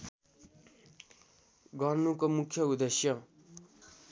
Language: Nepali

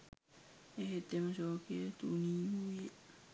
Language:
Sinhala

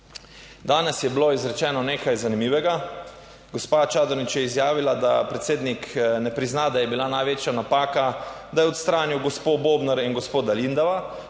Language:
Slovenian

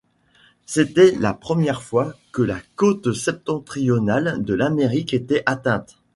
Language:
French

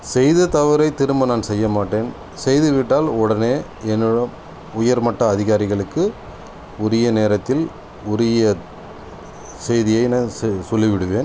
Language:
Tamil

